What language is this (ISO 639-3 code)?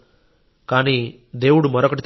tel